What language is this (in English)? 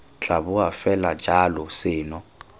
Tswana